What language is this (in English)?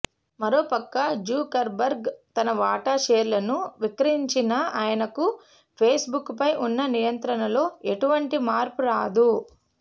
Telugu